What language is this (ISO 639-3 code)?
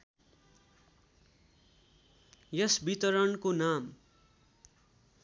nep